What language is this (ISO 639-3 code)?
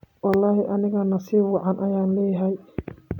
som